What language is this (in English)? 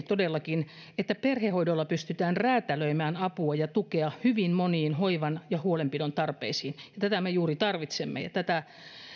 Finnish